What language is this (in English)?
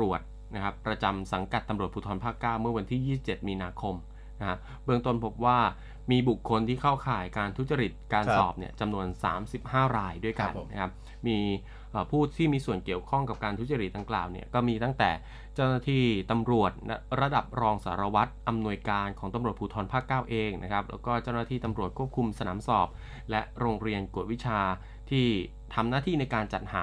Thai